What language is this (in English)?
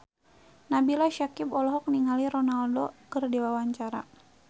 Sundanese